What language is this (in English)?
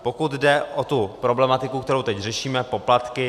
Czech